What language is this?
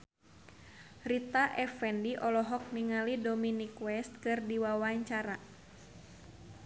Sundanese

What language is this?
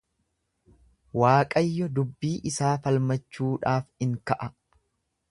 Oromo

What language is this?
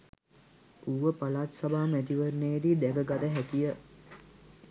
Sinhala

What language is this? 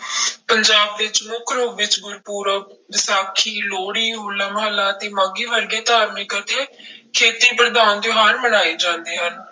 Punjabi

